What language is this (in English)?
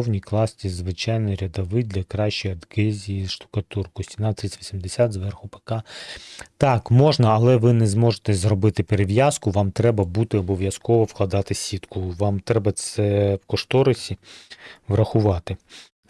Ukrainian